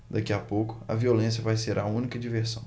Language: Portuguese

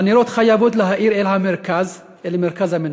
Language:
Hebrew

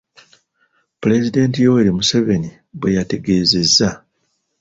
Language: Ganda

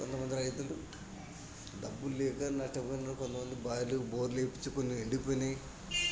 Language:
Telugu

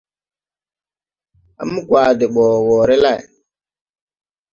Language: Tupuri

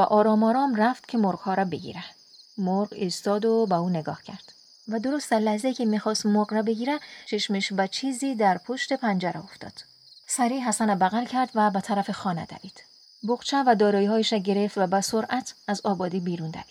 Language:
Persian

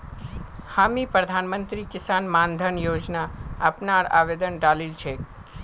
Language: Magahi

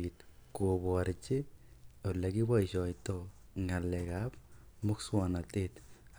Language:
Kalenjin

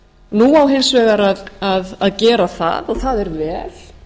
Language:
Icelandic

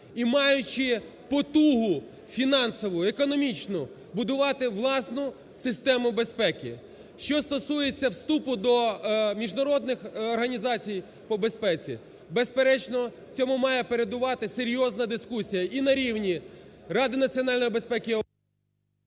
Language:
Ukrainian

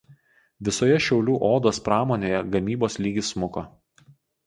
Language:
Lithuanian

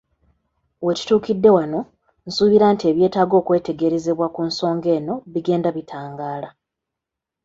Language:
Ganda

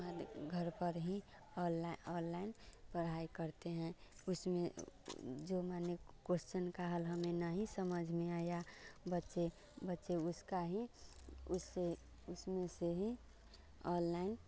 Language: Hindi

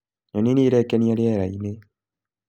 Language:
Kikuyu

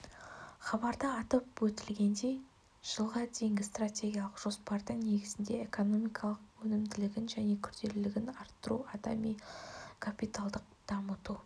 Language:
Kazakh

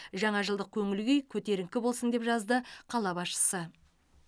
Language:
Kazakh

